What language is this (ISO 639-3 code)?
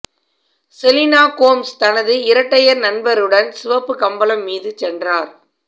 tam